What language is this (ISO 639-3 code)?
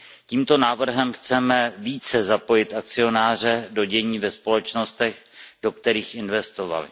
ces